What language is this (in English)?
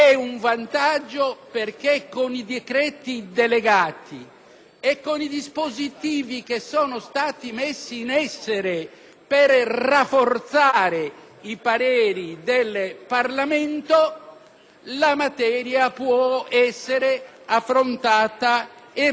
Italian